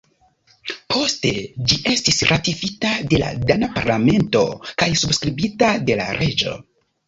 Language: Esperanto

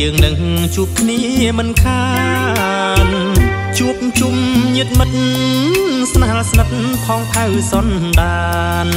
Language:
Thai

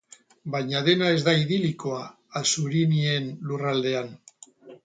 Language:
Basque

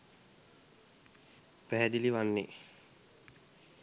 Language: Sinhala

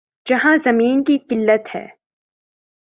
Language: Urdu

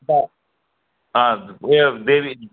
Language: Nepali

